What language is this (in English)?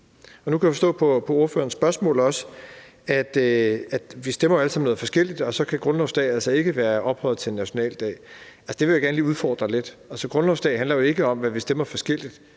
Danish